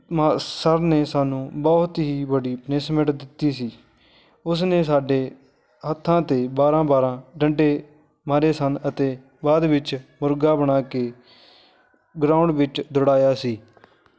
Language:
Punjabi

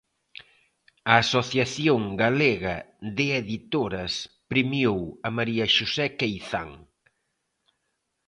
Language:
Galician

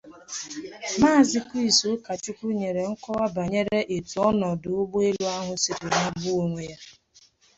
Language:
Igbo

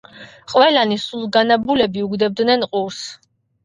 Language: Georgian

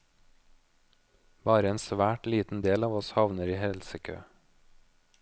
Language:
Norwegian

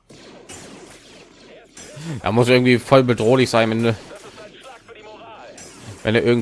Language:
German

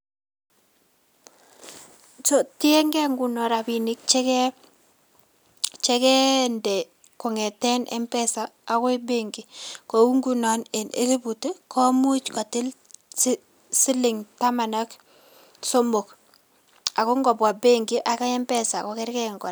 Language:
Kalenjin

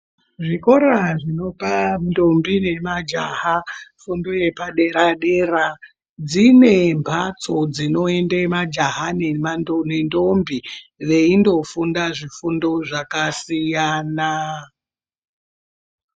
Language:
Ndau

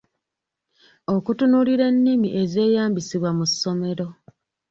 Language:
Ganda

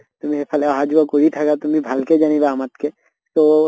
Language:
Assamese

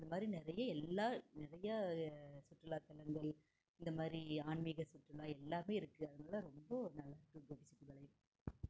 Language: Tamil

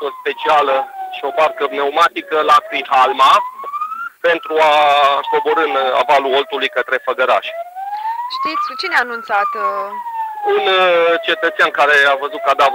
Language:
Romanian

